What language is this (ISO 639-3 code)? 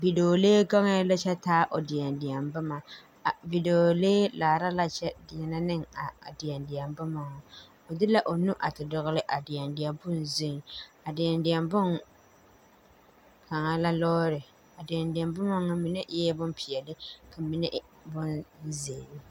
dga